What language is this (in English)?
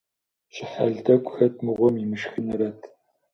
Kabardian